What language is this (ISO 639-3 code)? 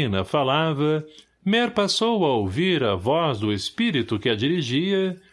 por